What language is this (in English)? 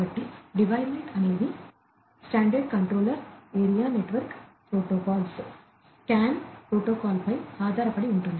Telugu